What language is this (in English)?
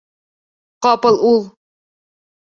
Bashkir